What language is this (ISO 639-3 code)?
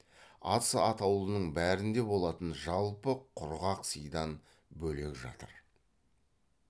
kaz